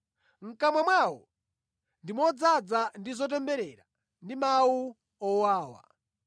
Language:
Nyanja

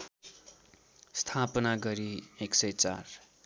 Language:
Nepali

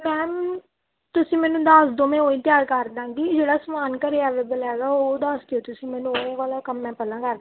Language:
Punjabi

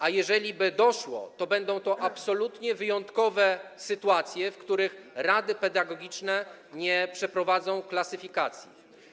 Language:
Polish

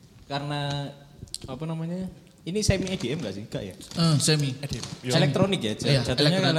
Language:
Indonesian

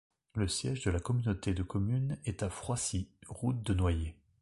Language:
French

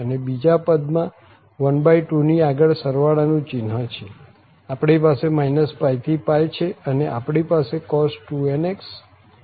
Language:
Gujarati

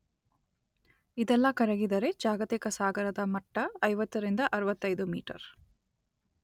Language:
Kannada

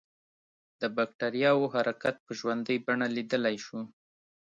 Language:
Pashto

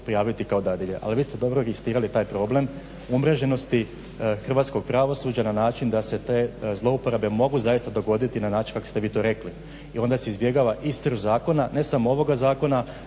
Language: Croatian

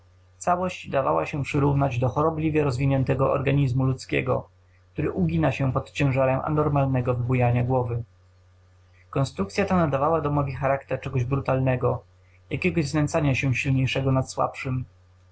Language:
Polish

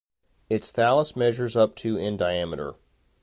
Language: English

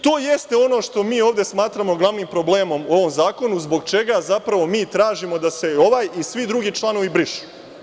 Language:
Serbian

